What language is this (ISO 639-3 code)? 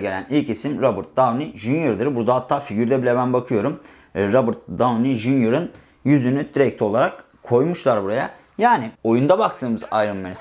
tur